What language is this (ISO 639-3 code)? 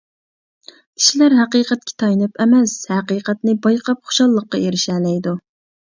uig